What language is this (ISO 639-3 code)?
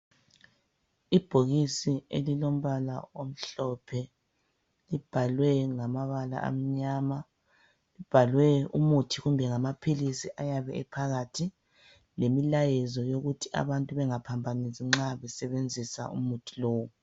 nde